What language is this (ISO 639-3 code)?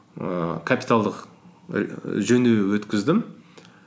kaz